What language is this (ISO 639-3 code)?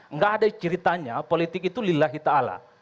ind